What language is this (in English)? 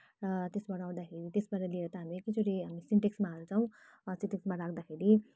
Nepali